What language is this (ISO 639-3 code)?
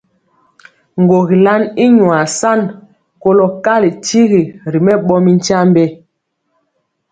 mcx